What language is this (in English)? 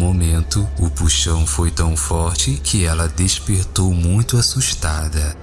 Portuguese